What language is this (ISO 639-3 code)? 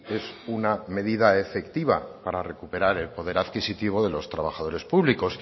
spa